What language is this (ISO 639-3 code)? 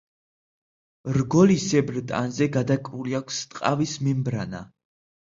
kat